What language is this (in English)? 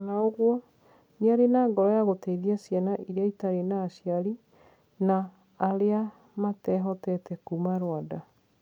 Kikuyu